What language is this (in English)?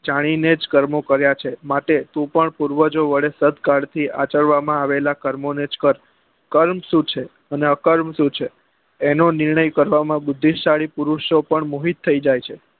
Gujarati